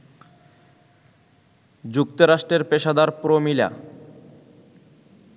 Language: Bangla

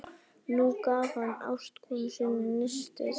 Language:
Icelandic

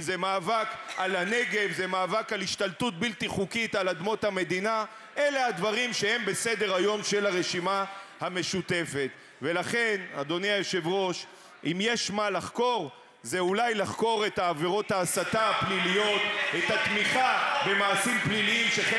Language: Hebrew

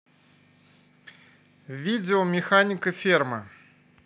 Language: Russian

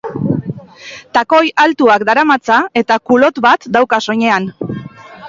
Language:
Basque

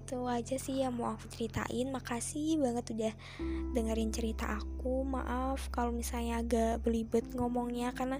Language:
Indonesian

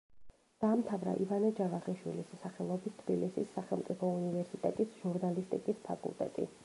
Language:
Georgian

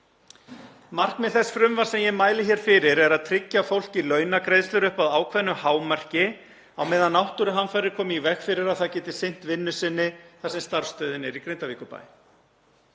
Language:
Icelandic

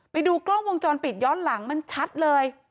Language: Thai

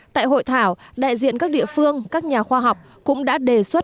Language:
Vietnamese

